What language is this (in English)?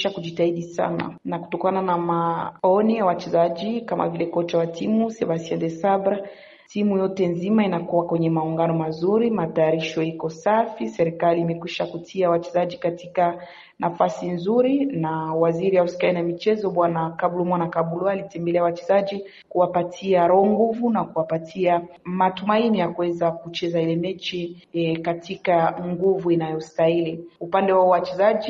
Swahili